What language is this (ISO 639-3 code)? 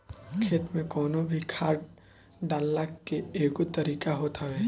bho